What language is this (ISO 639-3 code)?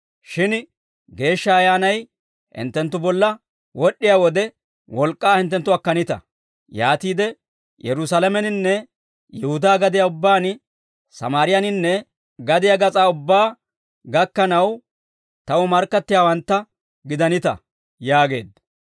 dwr